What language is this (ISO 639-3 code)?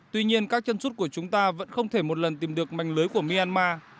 vie